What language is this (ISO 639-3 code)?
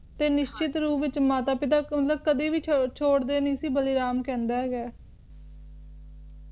pan